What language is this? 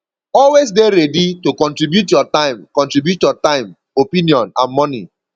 Nigerian Pidgin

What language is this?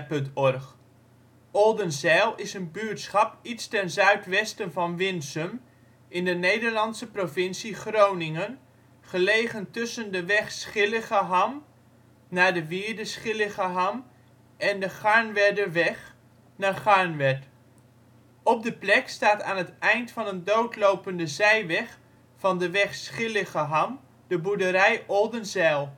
Dutch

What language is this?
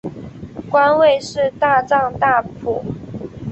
Chinese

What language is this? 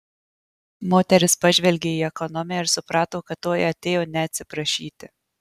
Lithuanian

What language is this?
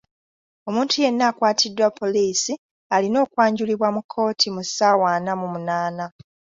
Ganda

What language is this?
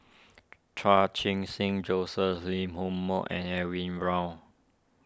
English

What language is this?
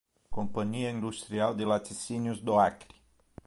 Portuguese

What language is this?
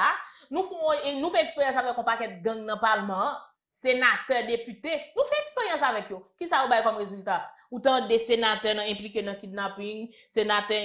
French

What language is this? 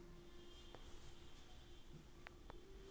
Chhattisgarhi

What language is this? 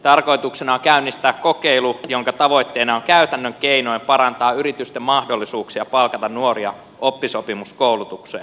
Finnish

